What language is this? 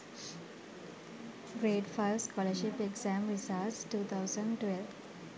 Sinhala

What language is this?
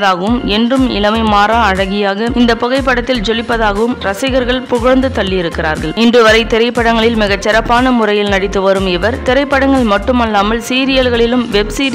Tamil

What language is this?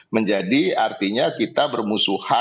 Indonesian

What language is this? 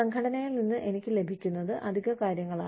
Malayalam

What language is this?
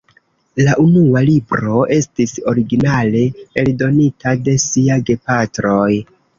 Esperanto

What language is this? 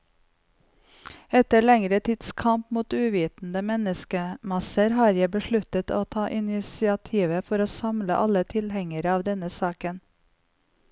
Norwegian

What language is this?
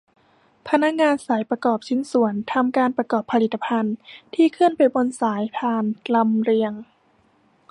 Thai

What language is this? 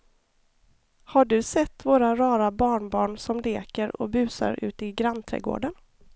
Swedish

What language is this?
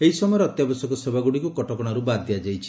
Odia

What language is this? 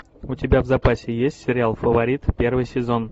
Russian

